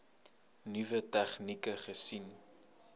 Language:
Afrikaans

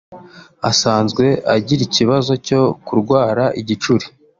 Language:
Kinyarwanda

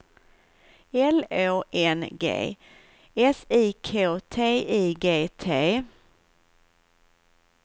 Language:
Swedish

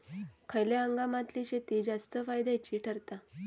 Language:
Marathi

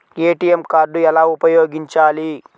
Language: Telugu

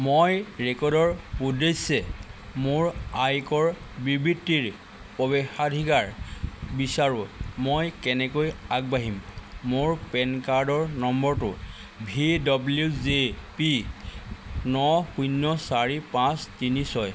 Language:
Assamese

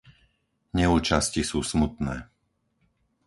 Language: Slovak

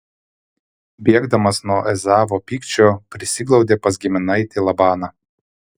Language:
Lithuanian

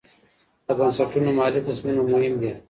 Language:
Pashto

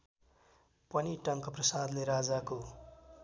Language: Nepali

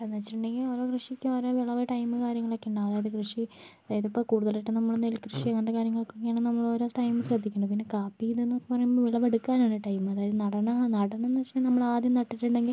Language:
Malayalam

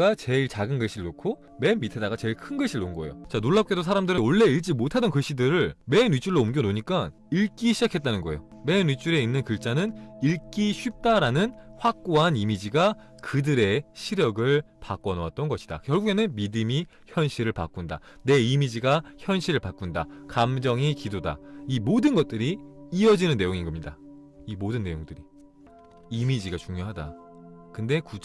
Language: Korean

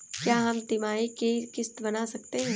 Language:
Hindi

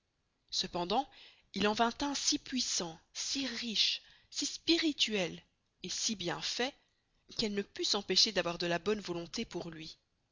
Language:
French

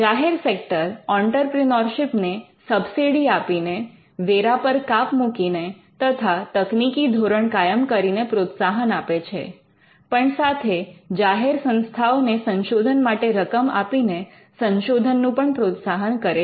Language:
Gujarati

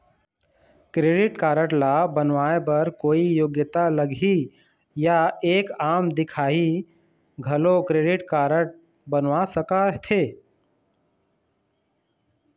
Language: Chhattisgarhi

